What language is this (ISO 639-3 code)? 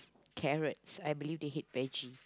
eng